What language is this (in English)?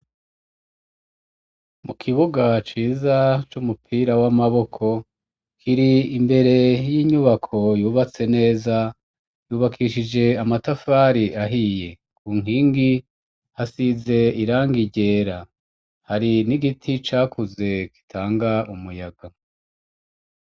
Rundi